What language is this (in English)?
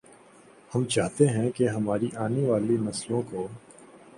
Urdu